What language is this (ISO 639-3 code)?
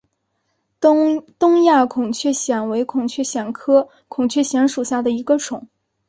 zho